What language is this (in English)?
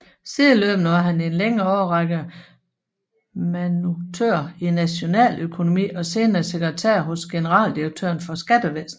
Danish